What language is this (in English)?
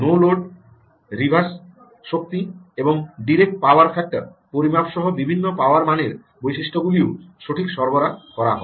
Bangla